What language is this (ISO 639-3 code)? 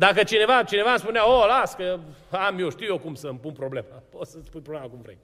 ron